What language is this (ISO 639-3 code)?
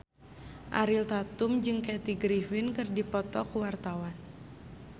sun